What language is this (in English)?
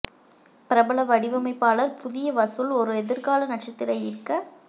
Tamil